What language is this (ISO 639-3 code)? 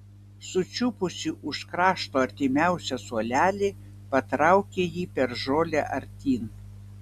lit